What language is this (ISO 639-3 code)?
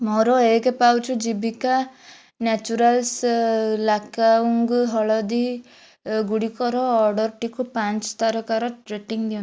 ori